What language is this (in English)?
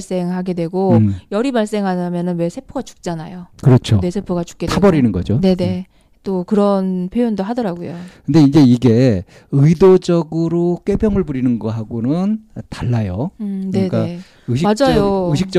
Korean